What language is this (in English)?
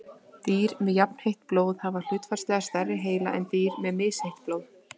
Icelandic